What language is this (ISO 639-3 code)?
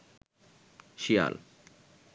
ben